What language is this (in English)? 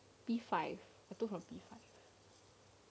English